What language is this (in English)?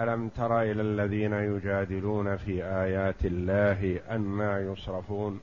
Arabic